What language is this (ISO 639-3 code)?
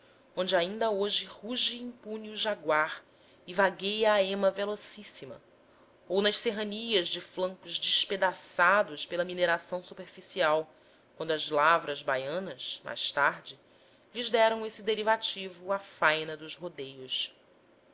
por